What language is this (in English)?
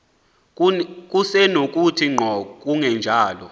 Xhosa